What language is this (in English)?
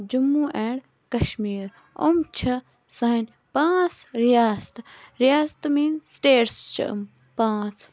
Kashmiri